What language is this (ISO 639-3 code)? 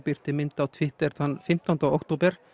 isl